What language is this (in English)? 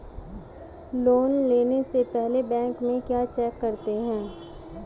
Hindi